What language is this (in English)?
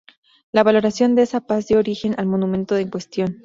Spanish